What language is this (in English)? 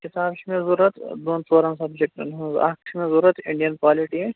Kashmiri